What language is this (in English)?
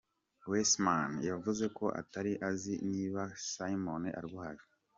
Kinyarwanda